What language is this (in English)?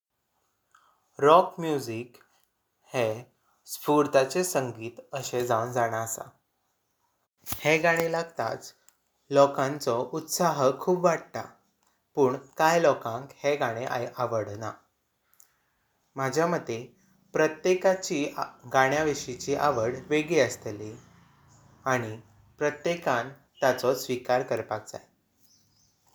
Konkani